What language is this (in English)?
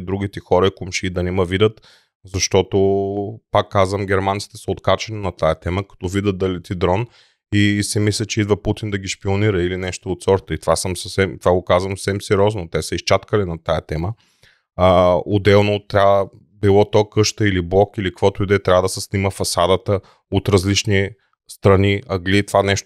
Bulgarian